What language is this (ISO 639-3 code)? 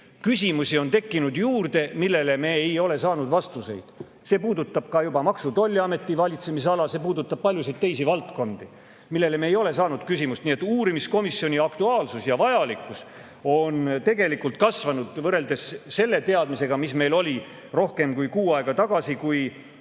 est